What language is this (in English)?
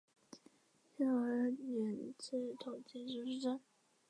Chinese